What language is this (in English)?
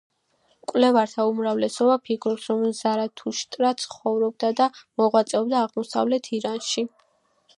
Georgian